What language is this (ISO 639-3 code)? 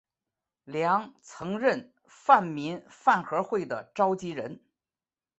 zho